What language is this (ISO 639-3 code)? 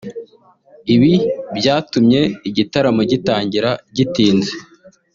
kin